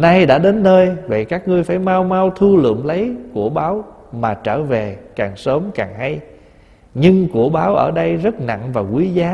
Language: Vietnamese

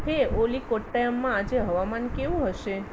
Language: Gujarati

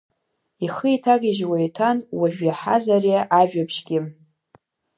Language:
Abkhazian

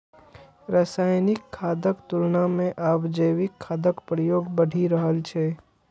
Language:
Maithili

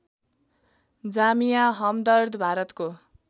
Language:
Nepali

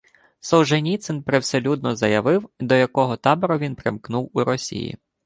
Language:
Ukrainian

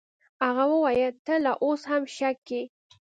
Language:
Pashto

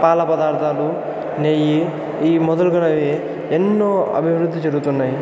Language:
Telugu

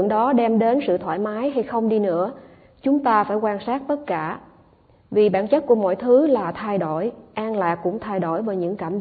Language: Vietnamese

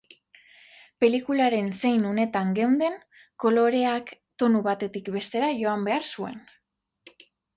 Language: Basque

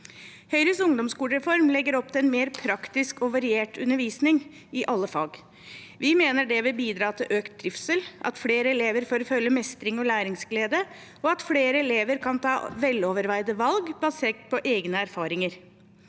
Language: Norwegian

